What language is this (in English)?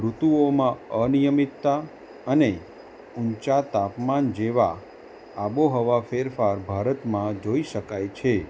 Gujarati